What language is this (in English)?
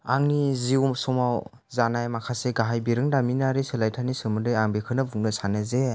Bodo